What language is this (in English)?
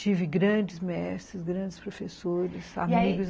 Portuguese